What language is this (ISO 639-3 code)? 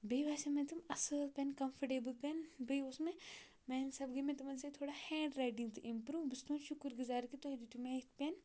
kas